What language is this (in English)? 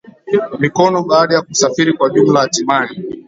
Swahili